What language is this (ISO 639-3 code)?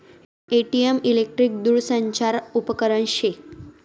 mar